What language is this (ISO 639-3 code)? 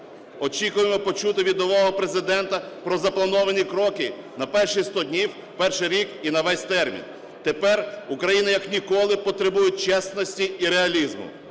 ukr